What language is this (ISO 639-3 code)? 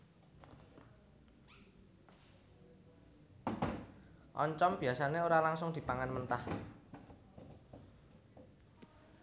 jav